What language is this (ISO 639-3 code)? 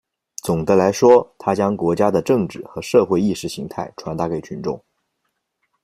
zho